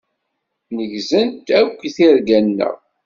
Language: Kabyle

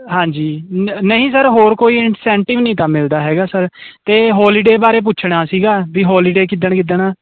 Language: Punjabi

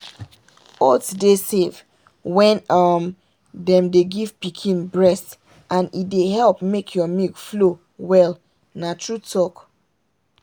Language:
Nigerian Pidgin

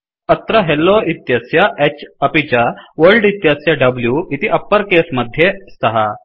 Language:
Sanskrit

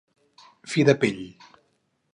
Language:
Catalan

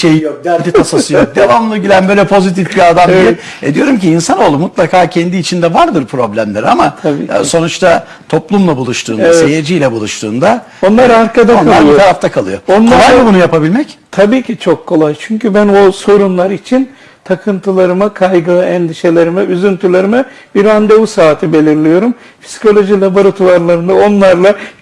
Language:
Turkish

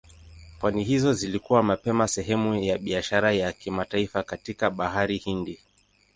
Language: Swahili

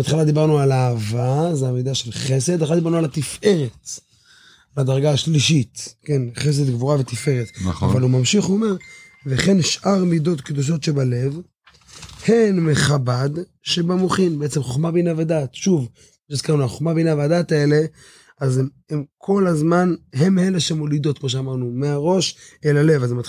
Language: Hebrew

